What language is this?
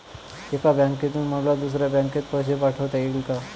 Marathi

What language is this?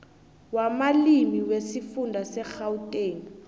South Ndebele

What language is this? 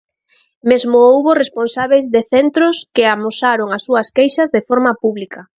Galician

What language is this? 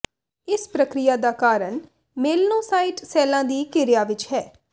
Punjabi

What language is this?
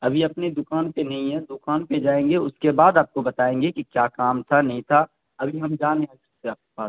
Urdu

